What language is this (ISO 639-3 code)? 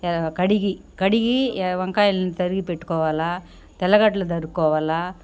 tel